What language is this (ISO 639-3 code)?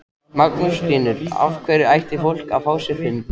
isl